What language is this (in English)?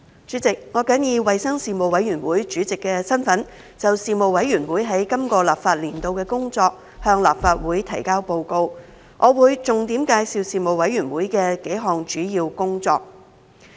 Cantonese